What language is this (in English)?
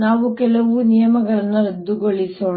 Kannada